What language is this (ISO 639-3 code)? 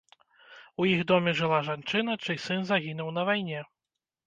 bel